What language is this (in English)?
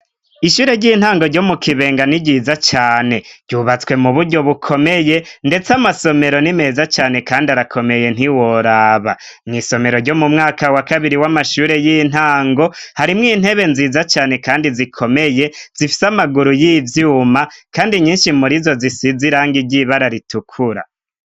Rundi